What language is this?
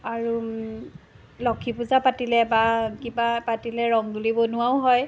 Assamese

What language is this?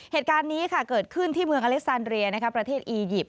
Thai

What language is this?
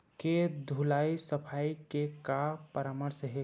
Chhattisgarhi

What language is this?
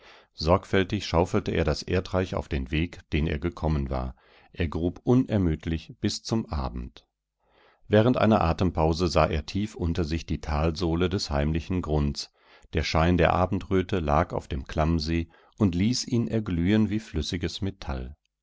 German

